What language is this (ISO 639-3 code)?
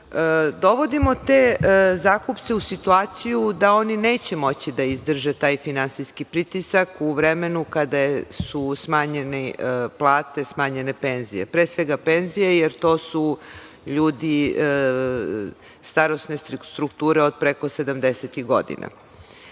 srp